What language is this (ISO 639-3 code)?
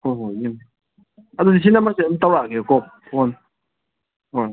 mni